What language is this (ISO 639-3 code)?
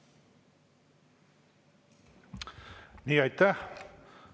est